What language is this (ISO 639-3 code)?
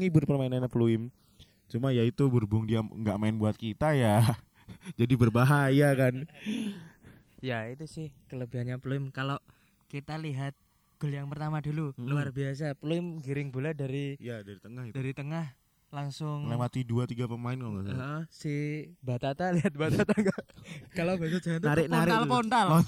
ind